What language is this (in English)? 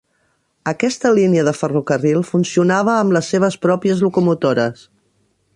Catalan